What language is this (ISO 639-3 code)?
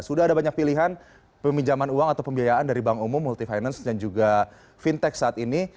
ind